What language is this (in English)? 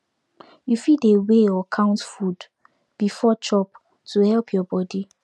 Nigerian Pidgin